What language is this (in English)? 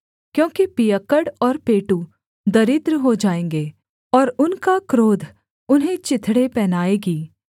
Hindi